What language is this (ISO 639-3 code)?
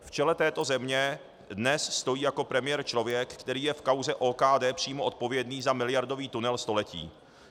ces